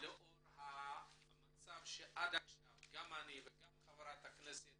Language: Hebrew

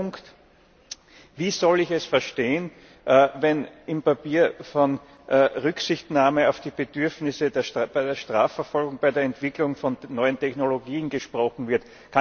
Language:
German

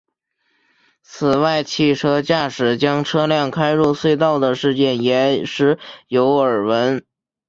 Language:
Chinese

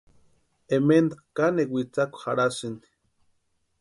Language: Western Highland Purepecha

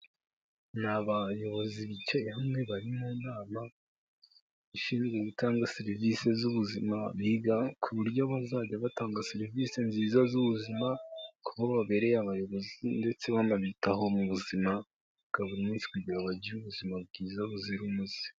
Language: Kinyarwanda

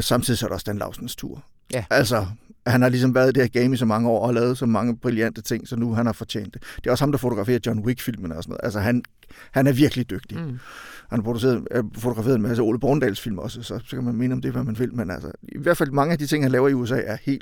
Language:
Danish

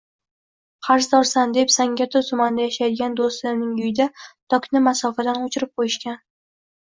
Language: Uzbek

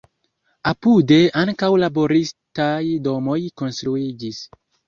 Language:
Esperanto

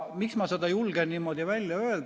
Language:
Estonian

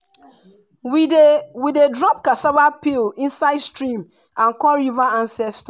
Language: Nigerian Pidgin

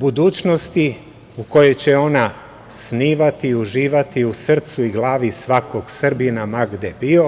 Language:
Serbian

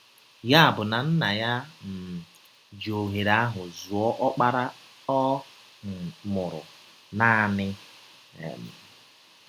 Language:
Igbo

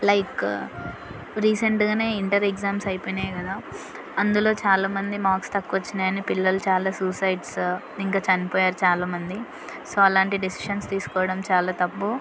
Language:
Telugu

